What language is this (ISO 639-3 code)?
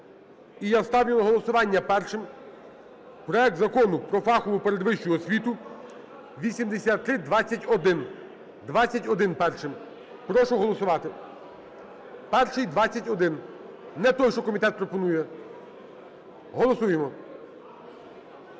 ukr